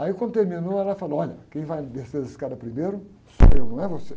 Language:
Portuguese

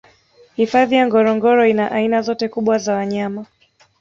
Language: Swahili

